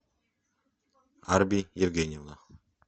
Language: Russian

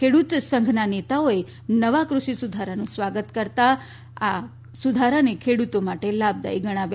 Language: Gujarati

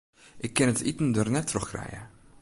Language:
Western Frisian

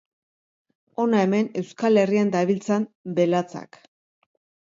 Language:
Basque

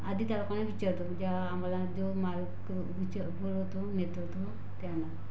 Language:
Marathi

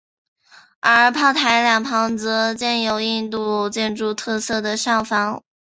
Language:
Chinese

